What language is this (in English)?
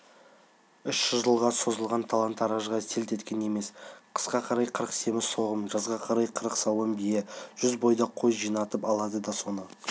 Kazakh